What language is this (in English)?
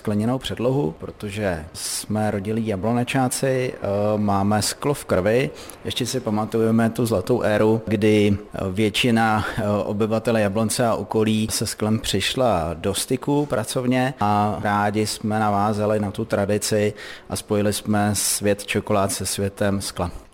Czech